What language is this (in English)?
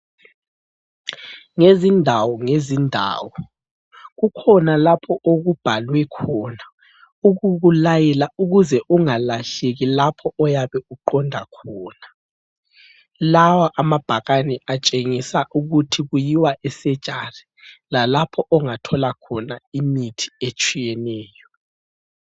North Ndebele